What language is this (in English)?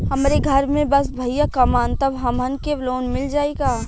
Bhojpuri